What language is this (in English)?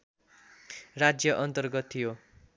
Nepali